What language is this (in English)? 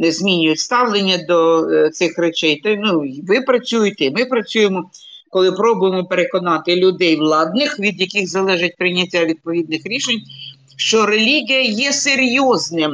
Ukrainian